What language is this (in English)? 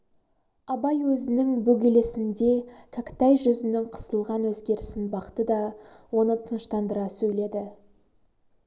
Kazakh